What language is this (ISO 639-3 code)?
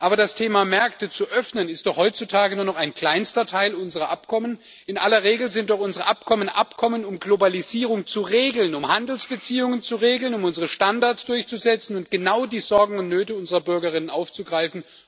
deu